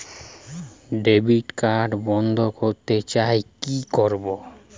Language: Bangla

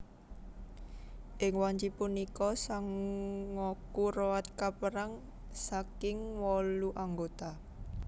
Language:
Javanese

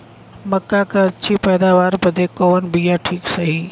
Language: Bhojpuri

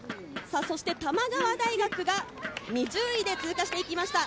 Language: Japanese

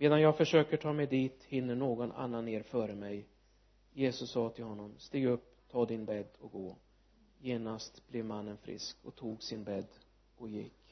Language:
Swedish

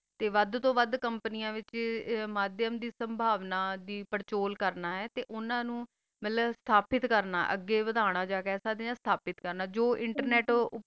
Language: Punjabi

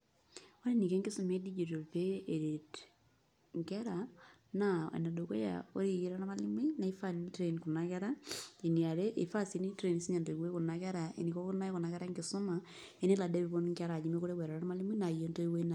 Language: Masai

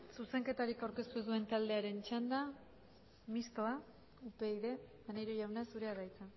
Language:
Basque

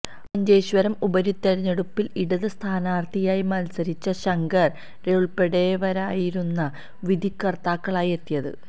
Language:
Malayalam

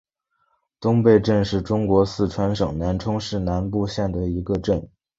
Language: Chinese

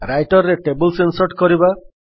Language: Odia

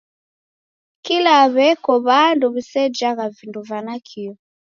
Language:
Taita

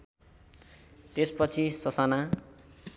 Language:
Nepali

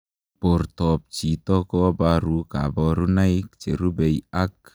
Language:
Kalenjin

